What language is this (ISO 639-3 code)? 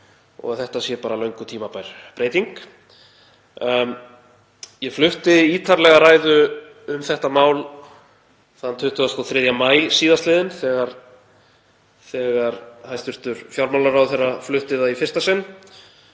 isl